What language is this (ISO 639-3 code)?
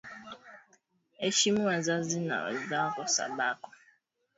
swa